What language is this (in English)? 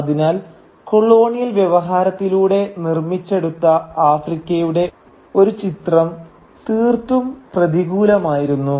Malayalam